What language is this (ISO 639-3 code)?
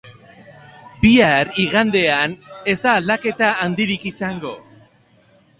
eus